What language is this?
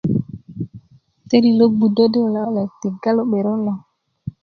Kuku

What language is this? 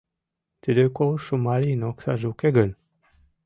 Mari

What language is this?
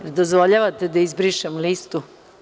Serbian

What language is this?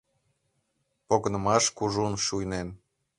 Mari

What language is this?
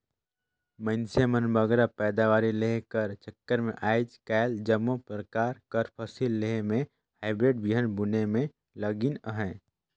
Chhattisgarhi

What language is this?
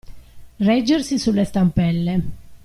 Italian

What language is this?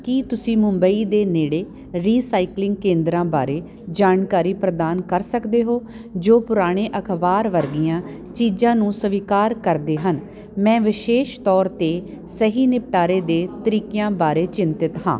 Punjabi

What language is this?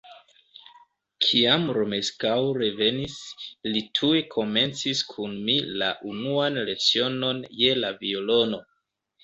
Esperanto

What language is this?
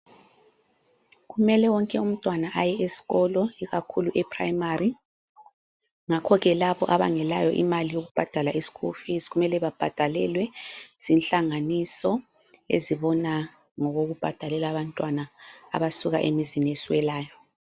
North Ndebele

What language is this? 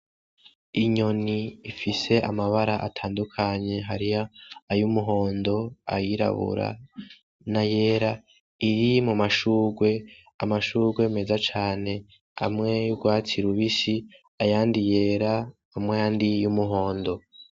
Rundi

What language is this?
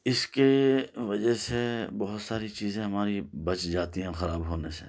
Urdu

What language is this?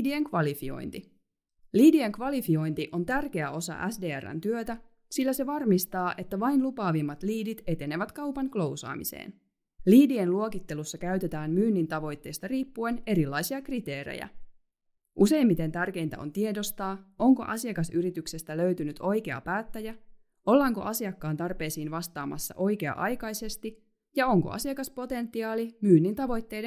Finnish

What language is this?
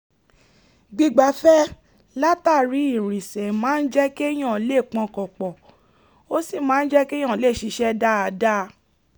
Yoruba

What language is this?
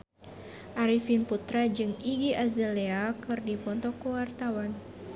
Sundanese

